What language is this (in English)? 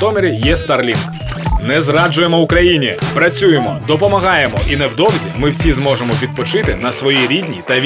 Ukrainian